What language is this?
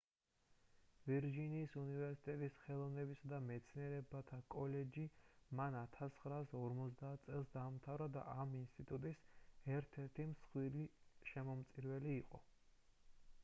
Georgian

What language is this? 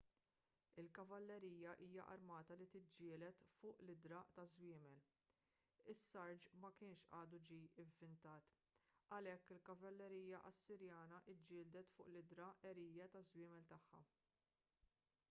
Maltese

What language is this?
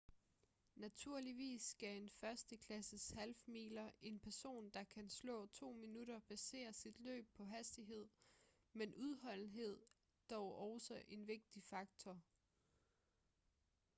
Danish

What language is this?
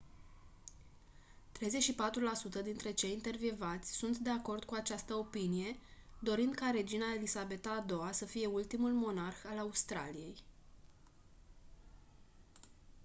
Romanian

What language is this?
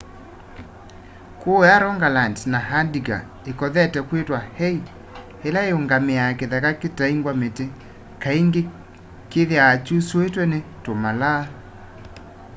Kamba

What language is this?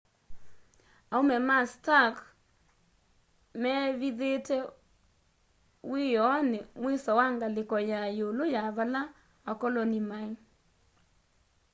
Kamba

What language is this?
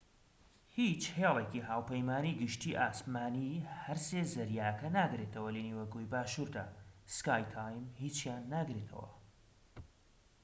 Central Kurdish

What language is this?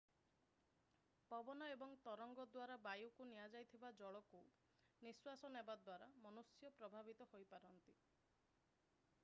Odia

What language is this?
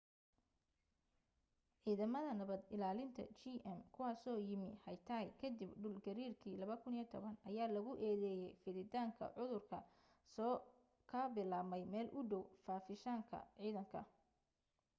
Somali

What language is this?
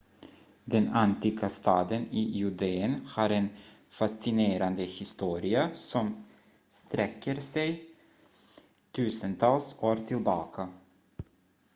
Swedish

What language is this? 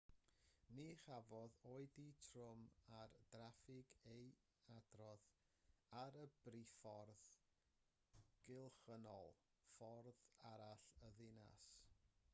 Welsh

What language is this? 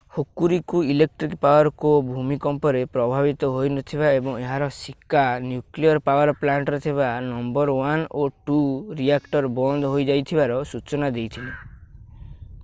Odia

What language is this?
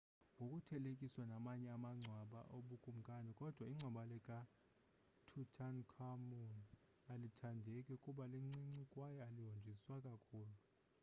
Xhosa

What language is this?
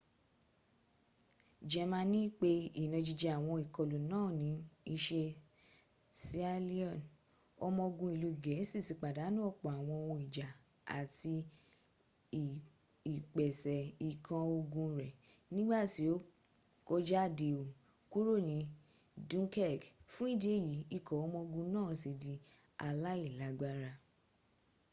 Yoruba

